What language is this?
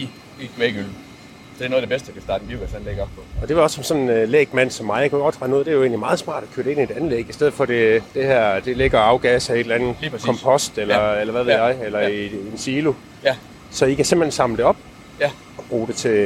Danish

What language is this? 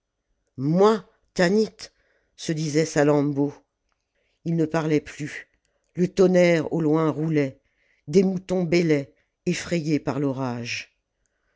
French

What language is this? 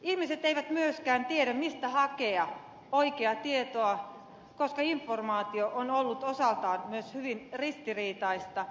Finnish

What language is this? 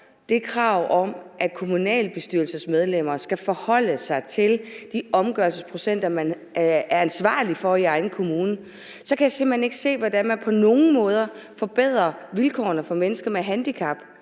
Danish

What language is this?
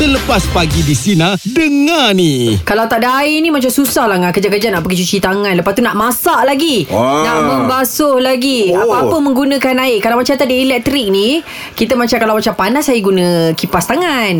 Malay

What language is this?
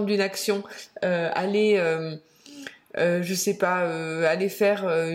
French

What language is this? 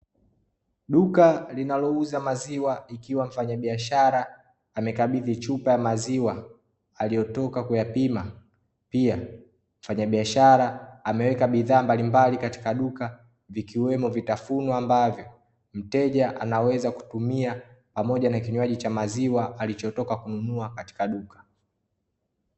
Swahili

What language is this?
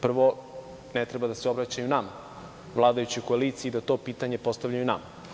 Serbian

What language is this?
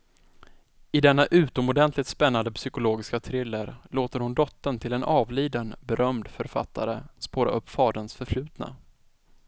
Swedish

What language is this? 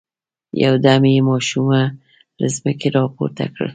Pashto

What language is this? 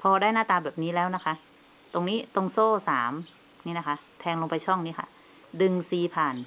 Thai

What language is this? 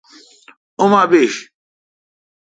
Kalkoti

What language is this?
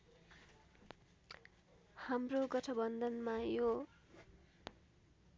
Nepali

